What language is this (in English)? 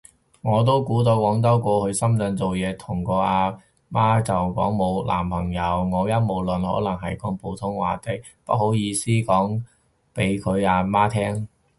Cantonese